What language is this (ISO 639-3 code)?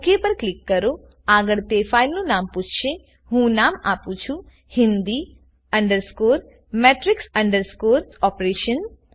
guj